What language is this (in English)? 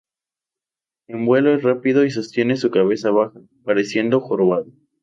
Spanish